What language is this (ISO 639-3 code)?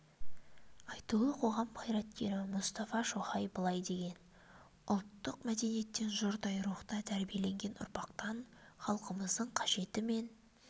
kaz